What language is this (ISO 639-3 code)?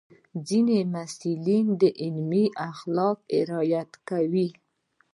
pus